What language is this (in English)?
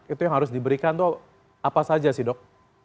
Indonesian